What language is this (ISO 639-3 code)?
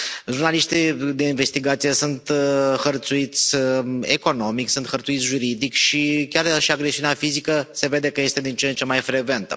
ron